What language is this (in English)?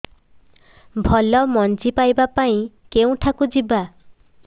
Odia